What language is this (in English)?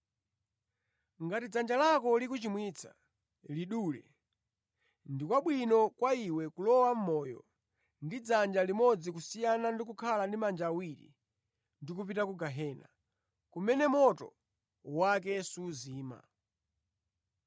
Nyanja